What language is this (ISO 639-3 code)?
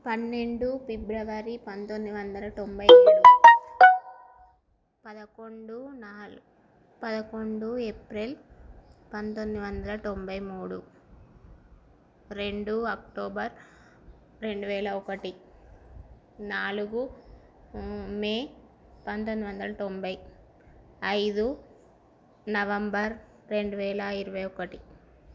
tel